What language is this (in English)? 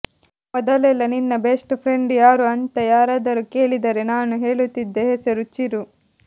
Kannada